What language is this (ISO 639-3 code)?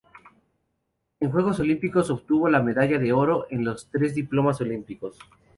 spa